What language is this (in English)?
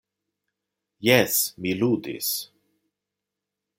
Esperanto